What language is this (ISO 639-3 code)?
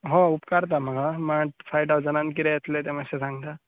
kok